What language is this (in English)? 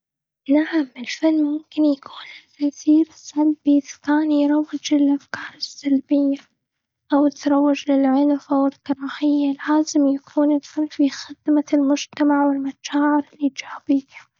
Gulf Arabic